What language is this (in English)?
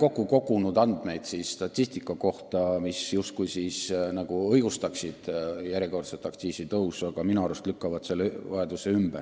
Estonian